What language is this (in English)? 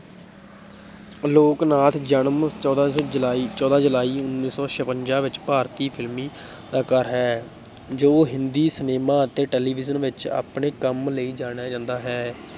Punjabi